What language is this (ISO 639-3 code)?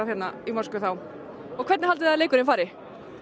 isl